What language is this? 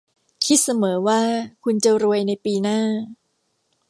Thai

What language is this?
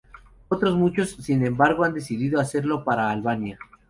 Spanish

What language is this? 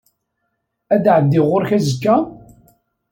Kabyle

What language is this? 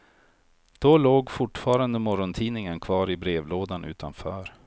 Swedish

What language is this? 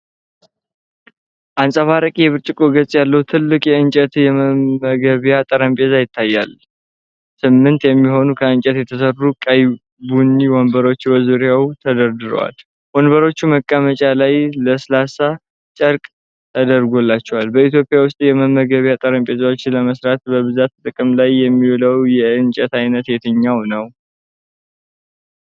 Amharic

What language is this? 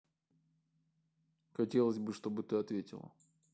Russian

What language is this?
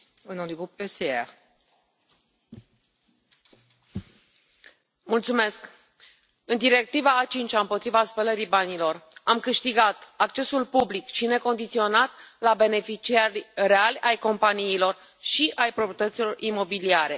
Romanian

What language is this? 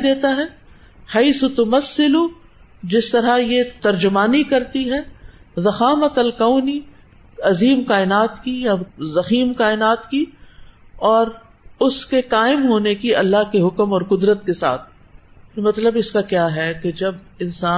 Urdu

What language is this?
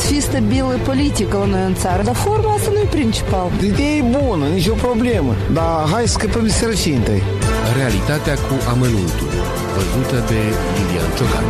Romanian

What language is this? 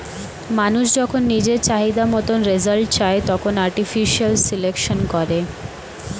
Bangla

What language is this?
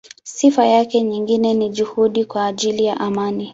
Swahili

